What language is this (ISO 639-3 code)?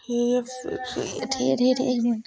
doi